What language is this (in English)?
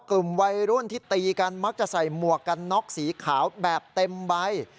Thai